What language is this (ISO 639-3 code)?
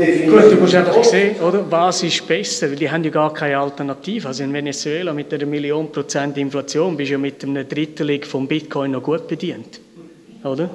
deu